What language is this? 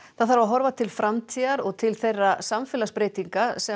Icelandic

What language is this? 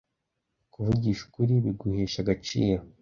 Kinyarwanda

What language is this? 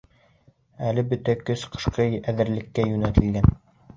Bashkir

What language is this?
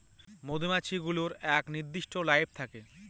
Bangla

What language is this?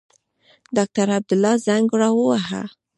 Pashto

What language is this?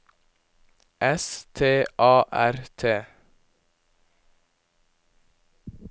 Norwegian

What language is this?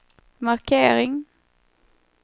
Swedish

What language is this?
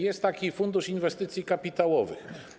Polish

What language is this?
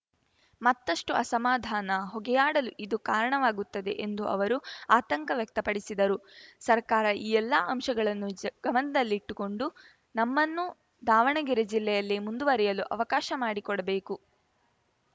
Kannada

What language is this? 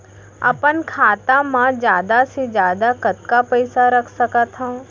Chhattisgarhi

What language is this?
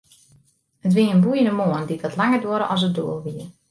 Western Frisian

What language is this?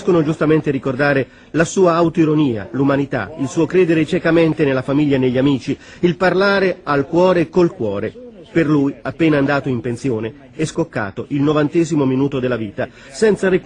Italian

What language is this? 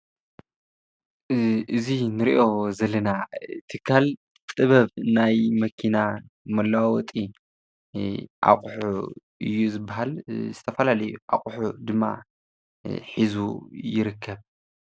Tigrinya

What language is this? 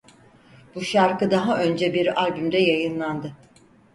Turkish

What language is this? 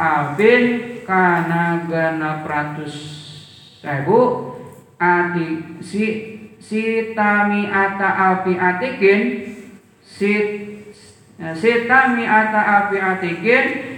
Indonesian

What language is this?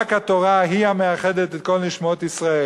Hebrew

